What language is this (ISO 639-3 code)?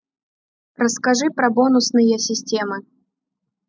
rus